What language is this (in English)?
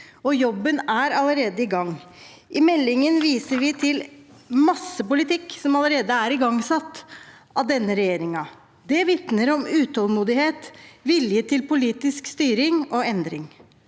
Norwegian